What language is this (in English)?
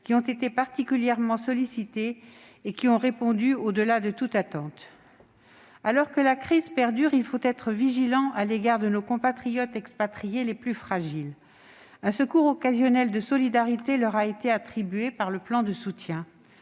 French